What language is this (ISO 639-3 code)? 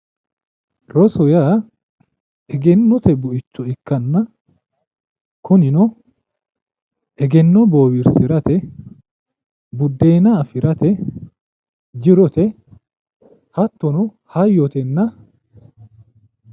sid